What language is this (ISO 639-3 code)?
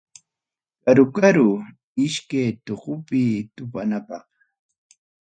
quy